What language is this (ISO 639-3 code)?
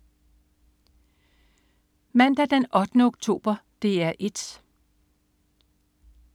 dan